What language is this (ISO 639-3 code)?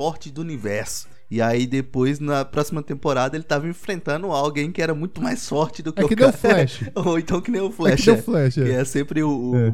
por